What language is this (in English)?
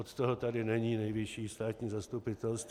Czech